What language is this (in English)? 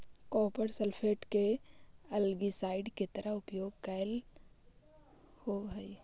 Magahi